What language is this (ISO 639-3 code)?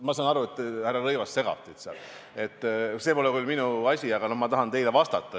est